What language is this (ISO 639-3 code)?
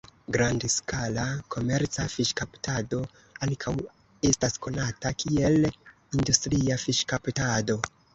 epo